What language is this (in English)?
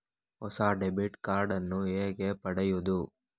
Kannada